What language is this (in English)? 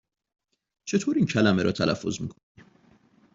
Persian